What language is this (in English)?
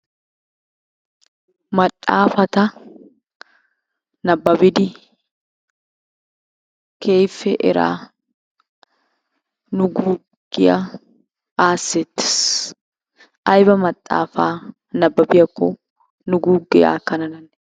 Wolaytta